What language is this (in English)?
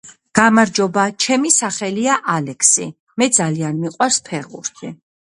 Georgian